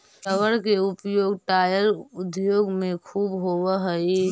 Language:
Magahi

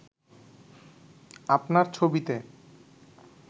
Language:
Bangla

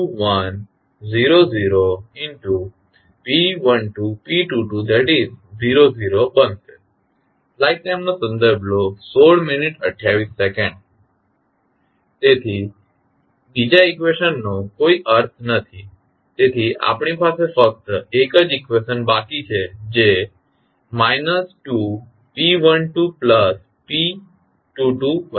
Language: Gujarati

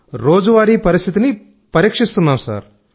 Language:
Telugu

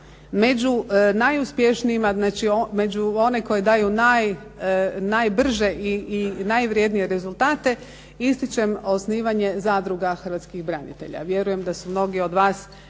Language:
Croatian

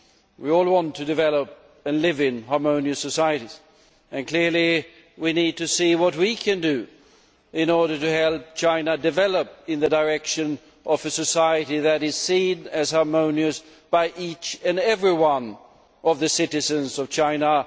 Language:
English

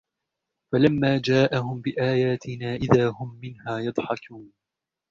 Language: Arabic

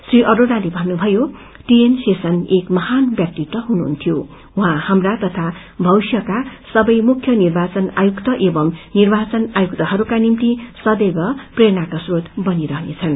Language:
Nepali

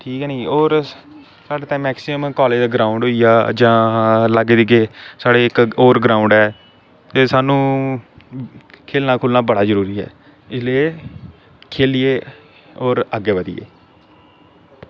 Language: Dogri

